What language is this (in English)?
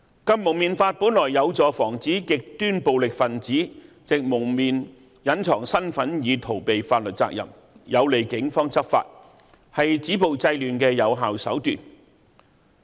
Cantonese